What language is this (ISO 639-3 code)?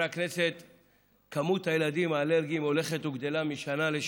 heb